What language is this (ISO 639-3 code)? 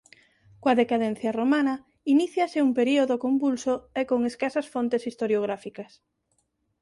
glg